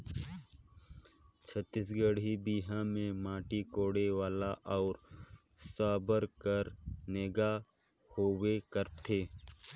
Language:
Chhattisgarhi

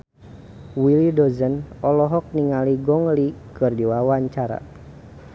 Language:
Sundanese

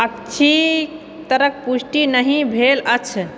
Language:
Maithili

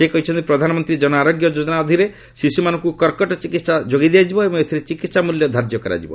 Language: Odia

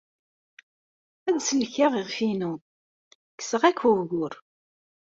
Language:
Kabyle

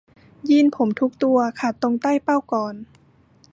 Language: Thai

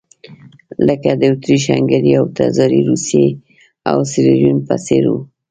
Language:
Pashto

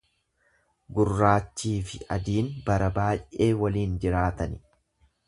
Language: Oromo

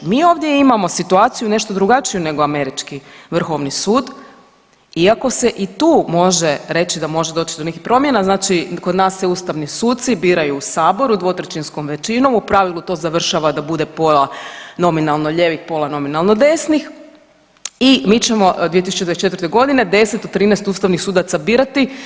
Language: Croatian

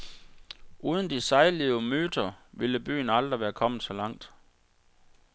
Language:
Danish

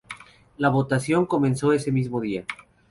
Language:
Spanish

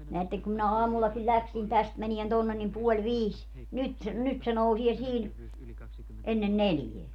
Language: Finnish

